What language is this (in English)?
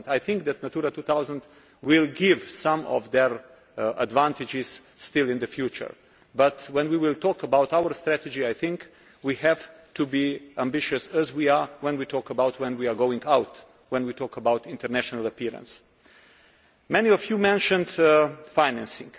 English